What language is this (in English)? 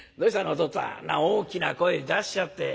Japanese